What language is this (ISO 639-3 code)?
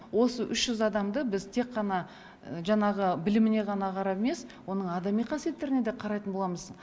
kaz